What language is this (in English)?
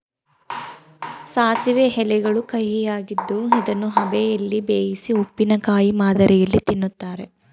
Kannada